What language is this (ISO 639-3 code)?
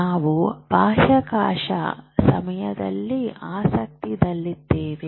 kan